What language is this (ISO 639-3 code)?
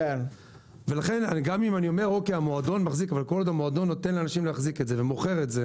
heb